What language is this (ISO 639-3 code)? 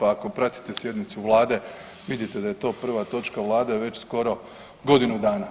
hrv